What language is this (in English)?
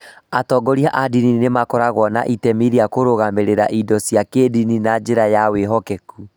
Kikuyu